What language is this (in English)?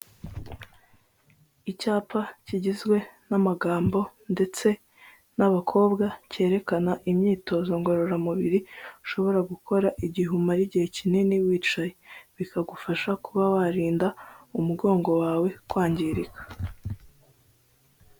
Kinyarwanda